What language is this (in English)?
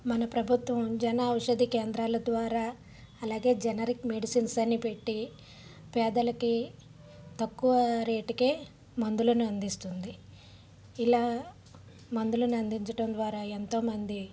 Telugu